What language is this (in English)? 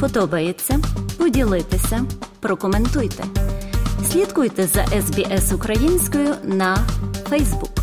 Ukrainian